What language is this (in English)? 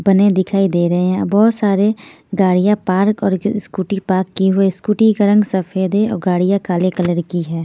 Hindi